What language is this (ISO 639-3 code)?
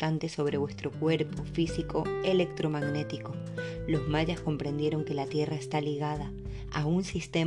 spa